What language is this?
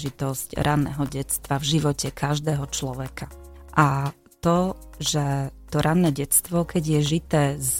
Slovak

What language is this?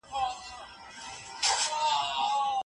Pashto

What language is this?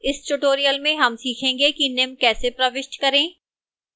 Hindi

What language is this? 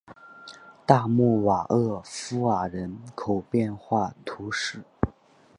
Chinese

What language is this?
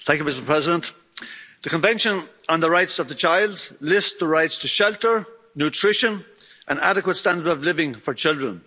English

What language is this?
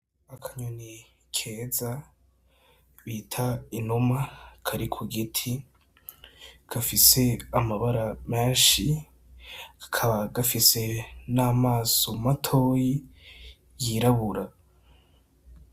Rundi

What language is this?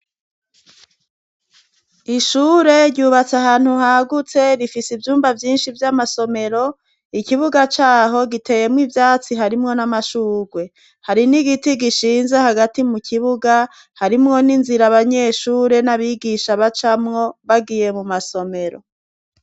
Rundi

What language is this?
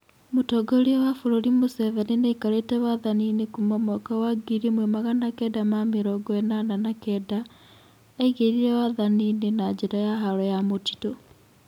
Kikuyu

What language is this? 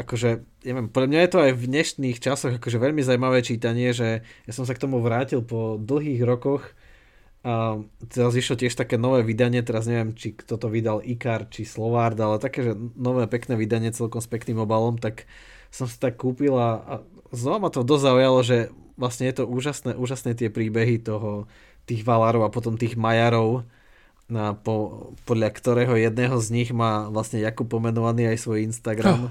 Slovak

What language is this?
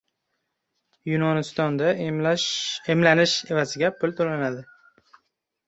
Uzbek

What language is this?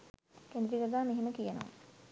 Sinhala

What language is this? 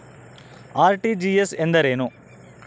Kannada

